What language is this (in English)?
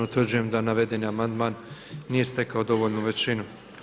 Croatian